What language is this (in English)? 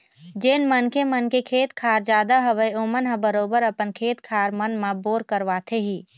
Chhattisgarhi